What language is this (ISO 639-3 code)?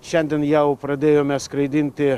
lit